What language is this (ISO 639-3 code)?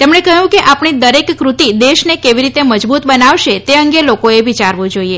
guj